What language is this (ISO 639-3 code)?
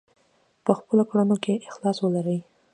pus